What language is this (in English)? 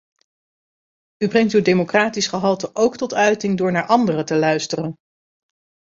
Dutch